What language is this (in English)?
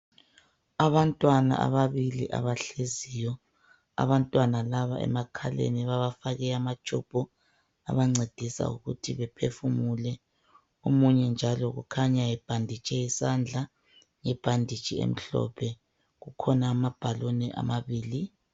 North Ndebele